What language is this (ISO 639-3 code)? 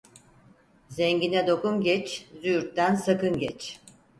tur